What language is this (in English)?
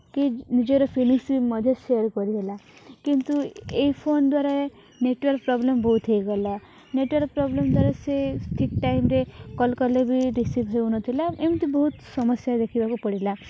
Odia